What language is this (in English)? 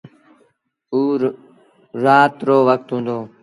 Sindhi Bhil